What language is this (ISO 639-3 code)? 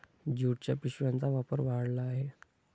mar